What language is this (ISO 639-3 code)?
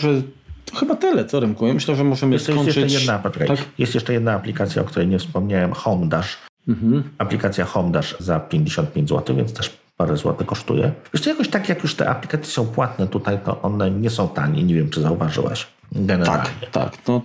pol